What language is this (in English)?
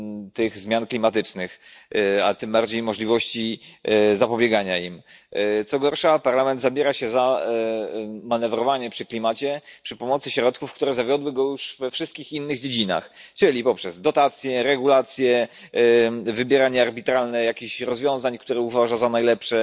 Polish